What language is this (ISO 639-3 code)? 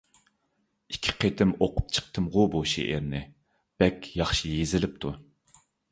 uig